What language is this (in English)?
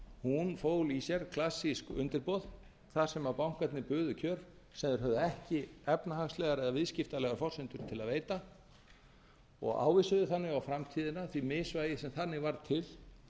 Icelandic